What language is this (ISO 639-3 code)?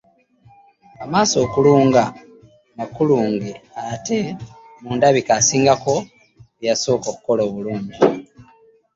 lug